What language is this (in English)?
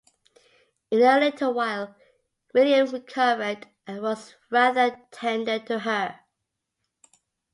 English